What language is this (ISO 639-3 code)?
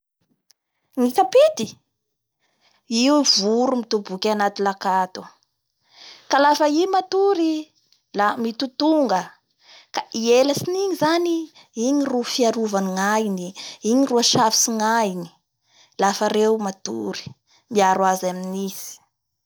bhr